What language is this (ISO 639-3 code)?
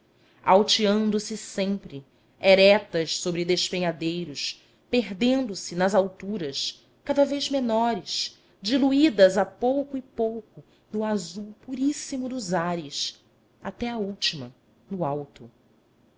por